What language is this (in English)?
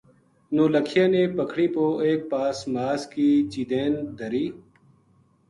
Gujari